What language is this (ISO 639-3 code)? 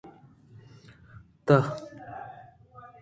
bgp